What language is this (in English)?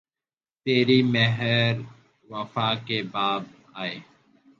Urdu